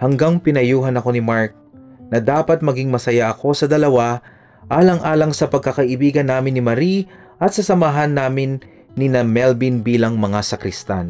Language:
Filipino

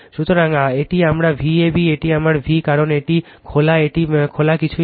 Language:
Bangla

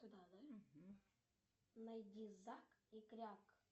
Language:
Russian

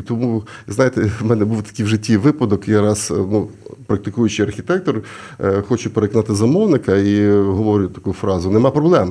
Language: Ukrainian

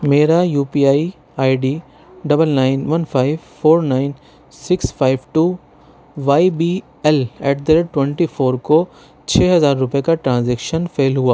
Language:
Urdu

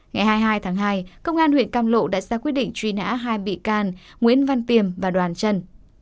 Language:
Vietnamese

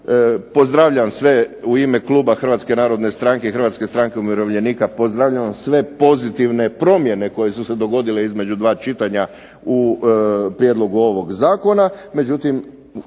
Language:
Croatian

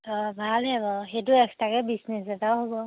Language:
Assamese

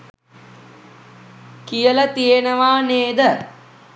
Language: Sinhala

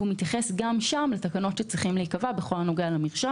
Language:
Hebrew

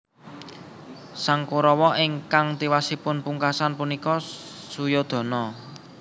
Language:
Javanese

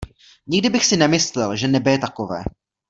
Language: Czech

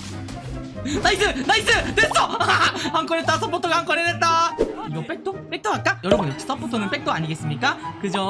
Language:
Korean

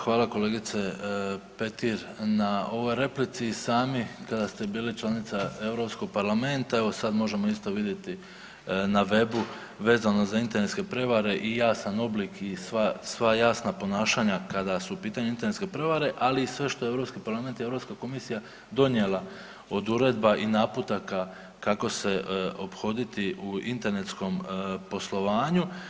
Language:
Croatian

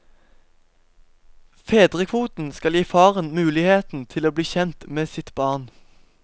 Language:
Norwegian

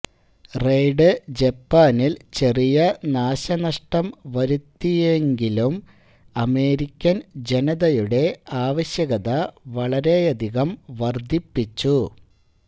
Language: Malayalam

